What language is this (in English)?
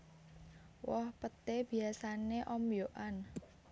Javanese